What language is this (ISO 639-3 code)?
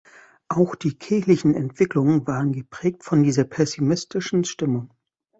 deu